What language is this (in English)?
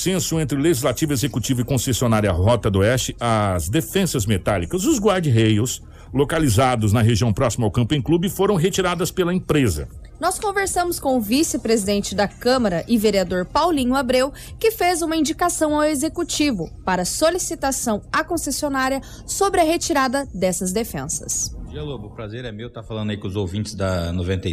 Portuguese